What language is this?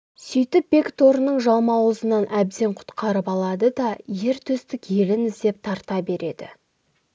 Kazakh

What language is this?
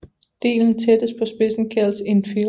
Danish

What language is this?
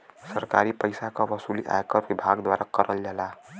Bhojpuri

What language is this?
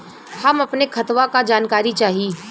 Bhojpuri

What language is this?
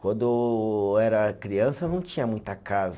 Portuguese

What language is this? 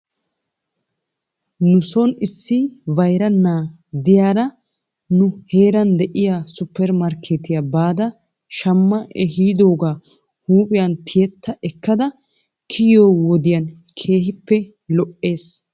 Wolaytta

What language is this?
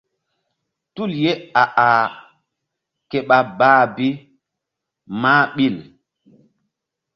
Mbum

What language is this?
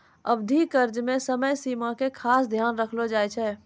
Maithili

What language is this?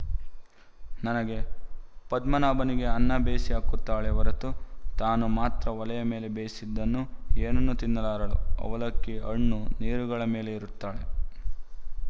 Kannada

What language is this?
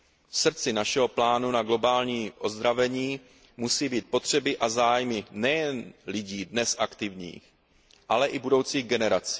Czech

